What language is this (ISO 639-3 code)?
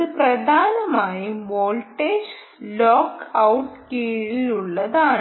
mal